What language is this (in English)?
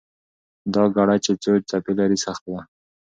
Pashto